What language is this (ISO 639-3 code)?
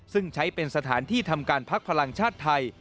tha